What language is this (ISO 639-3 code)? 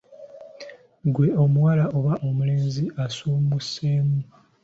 lug